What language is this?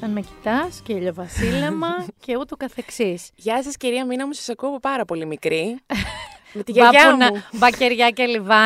Greek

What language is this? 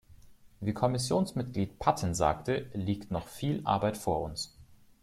German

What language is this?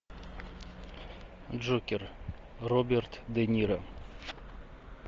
Russian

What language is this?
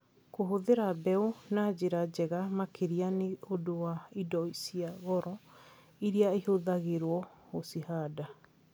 Kikuyu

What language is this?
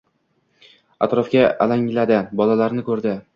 Uzbek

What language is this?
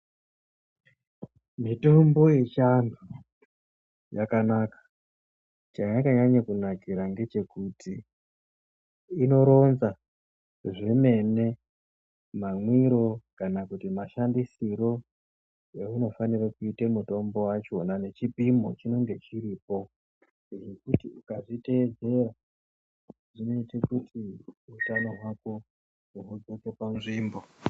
Ndau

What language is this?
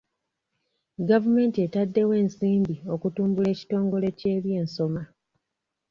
Ganda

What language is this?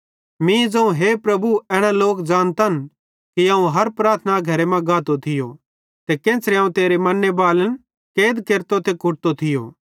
Bhadrawahi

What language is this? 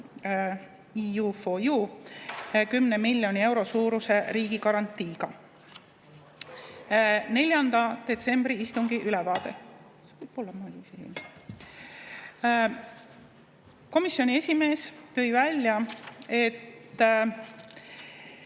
Estonian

